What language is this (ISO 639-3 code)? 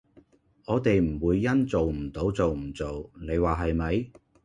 yue